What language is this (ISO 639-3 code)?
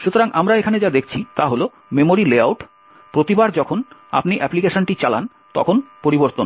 ben